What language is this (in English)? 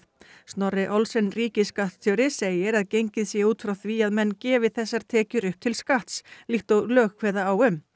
Icelandic